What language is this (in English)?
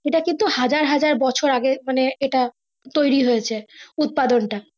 Bangla